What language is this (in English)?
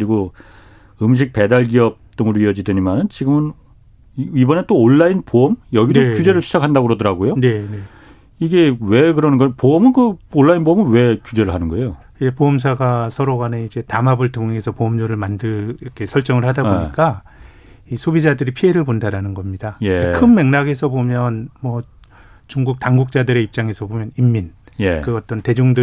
Korean